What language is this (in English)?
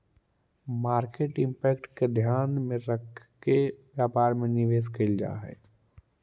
Magahi